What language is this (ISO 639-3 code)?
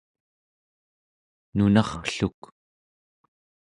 esu